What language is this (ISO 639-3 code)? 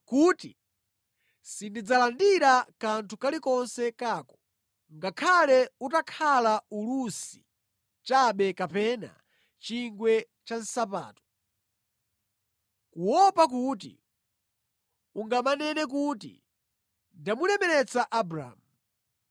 nya